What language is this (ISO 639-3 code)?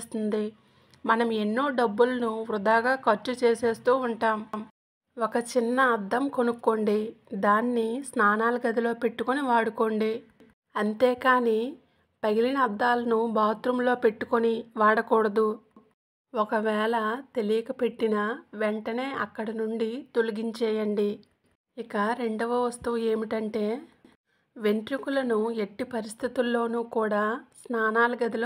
tel